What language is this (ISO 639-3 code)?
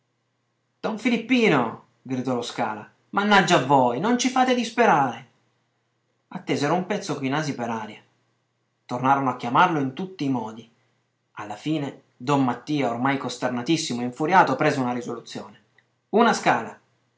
ita